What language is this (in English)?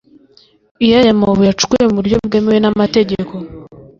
Kinyarwanda